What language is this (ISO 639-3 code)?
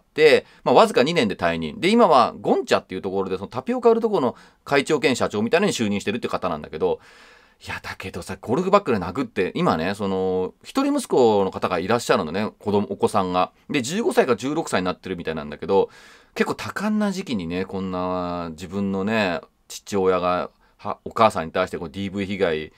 jpn